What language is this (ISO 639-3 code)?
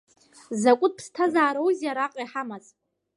abk